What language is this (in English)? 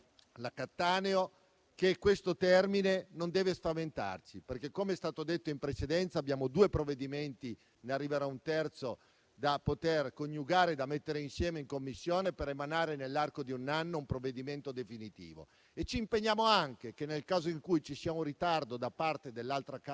Italian